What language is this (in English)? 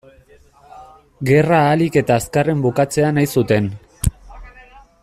Basque